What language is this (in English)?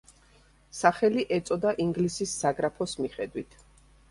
Georgian